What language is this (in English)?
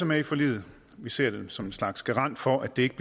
Danish